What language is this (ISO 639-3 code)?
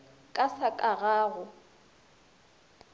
nso